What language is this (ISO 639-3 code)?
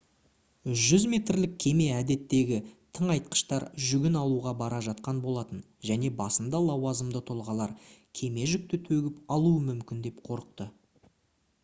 kaz